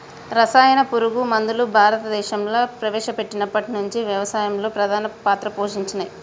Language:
Telugu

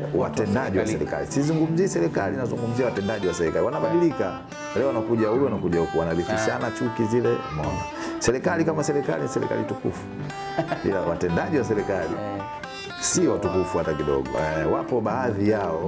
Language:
Swahili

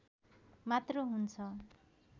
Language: Nepali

